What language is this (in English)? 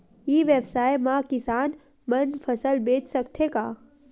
Chhattisgarhi